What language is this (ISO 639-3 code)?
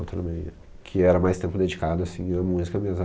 por